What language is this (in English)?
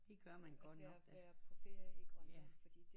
Danish